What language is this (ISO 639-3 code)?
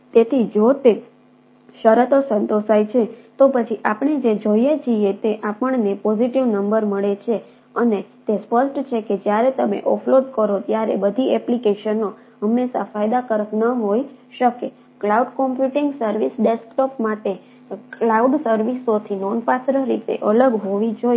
guj